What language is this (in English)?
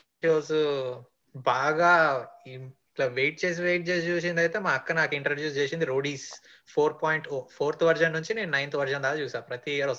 Telugu